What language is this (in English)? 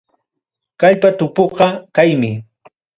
Ayacucho Quechua